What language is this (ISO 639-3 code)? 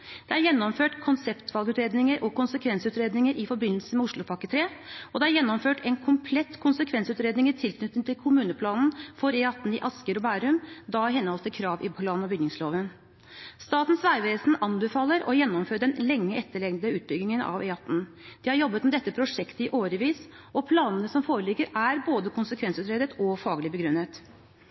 nob